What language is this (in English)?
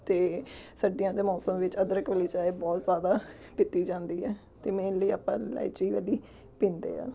Punjabi